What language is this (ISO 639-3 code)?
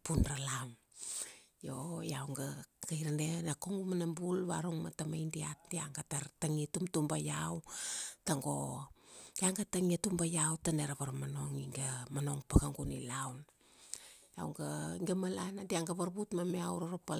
ksd